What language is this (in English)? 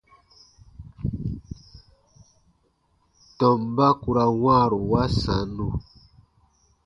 Baatonum